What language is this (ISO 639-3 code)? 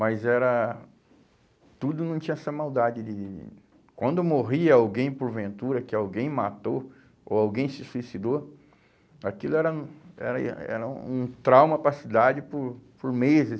por